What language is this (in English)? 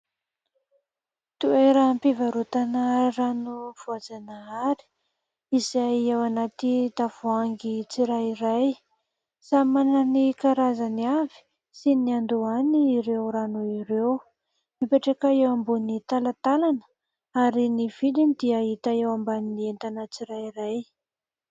Malagasy